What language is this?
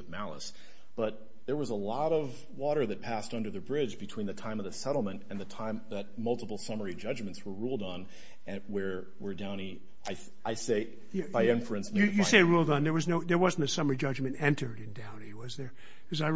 English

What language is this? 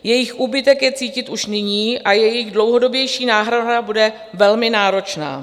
Czech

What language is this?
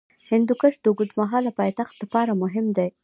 Pashto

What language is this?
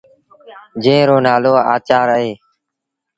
Sindhi Bhil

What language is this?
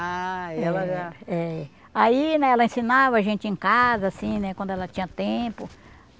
Portuguese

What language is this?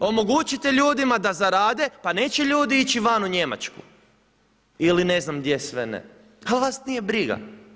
Croatian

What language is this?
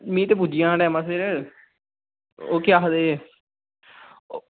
Dogri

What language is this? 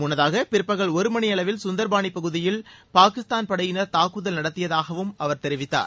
Tamil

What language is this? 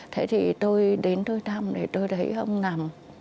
Vietnamese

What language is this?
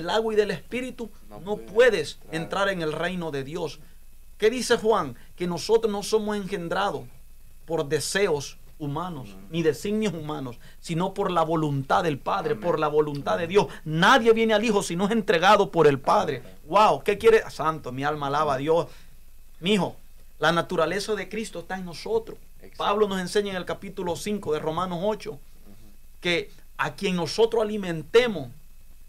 Spanish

